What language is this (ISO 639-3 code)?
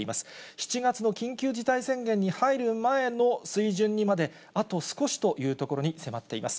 jpn